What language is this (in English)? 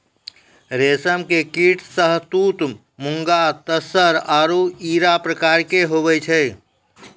Maithili